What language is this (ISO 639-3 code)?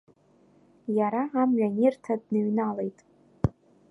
abk